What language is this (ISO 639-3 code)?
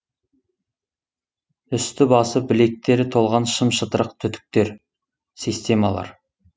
kaz